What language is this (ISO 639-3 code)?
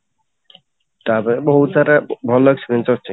ori